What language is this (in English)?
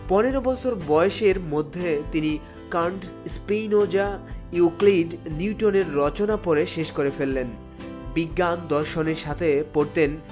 Bangla